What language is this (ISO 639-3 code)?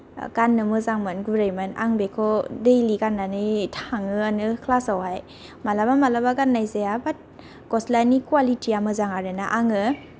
brx